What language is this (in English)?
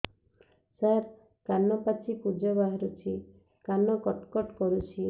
Odia